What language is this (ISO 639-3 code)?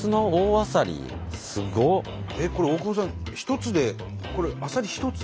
jpn